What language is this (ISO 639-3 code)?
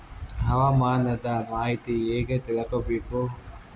kan